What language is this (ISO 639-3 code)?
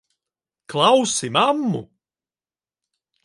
lav